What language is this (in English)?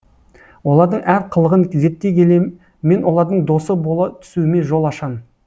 Kazakh